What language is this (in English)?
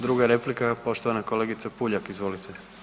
Croatian